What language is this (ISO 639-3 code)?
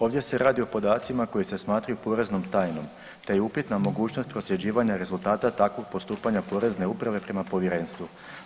hrv